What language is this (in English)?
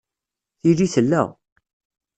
Kabyle